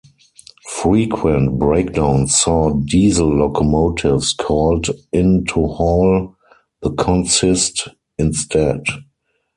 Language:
English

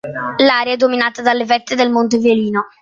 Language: Italian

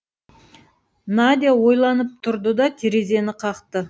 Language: Kazakh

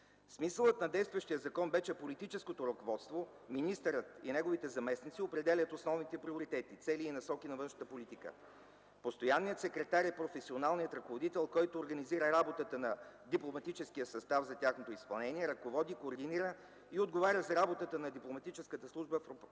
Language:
Bulgarian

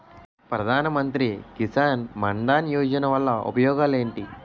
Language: Telugu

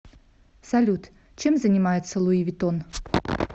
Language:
Russian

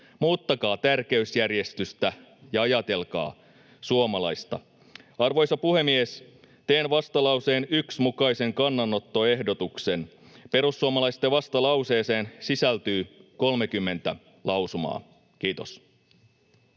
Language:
Finnish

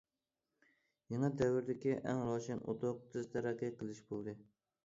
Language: Uyghur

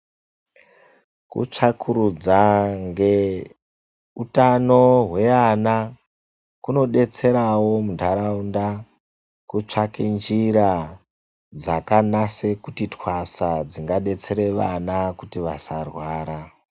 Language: Ndau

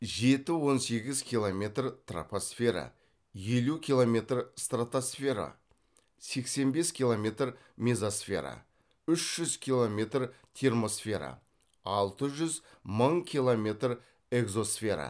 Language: Kazakh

